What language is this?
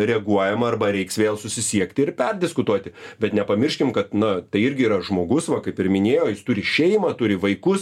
Lithuanian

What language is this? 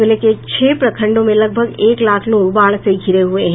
Hindi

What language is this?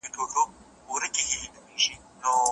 Pashto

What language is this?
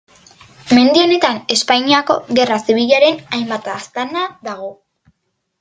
Basque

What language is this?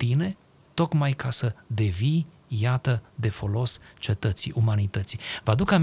Romanian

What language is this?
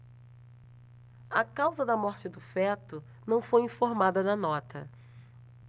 Portuguese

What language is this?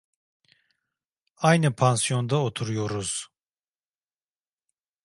Turkish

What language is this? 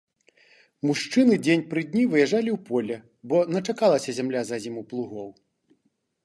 Belarusian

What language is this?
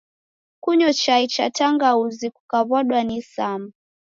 Taita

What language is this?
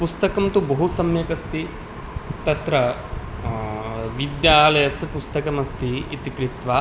Sanskrit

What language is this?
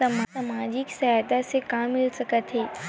Chhattisgarhi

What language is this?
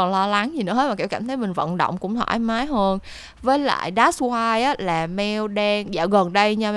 Vietnamese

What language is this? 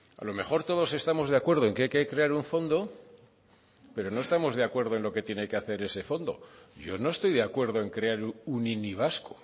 Spanish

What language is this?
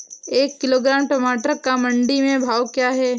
Hindi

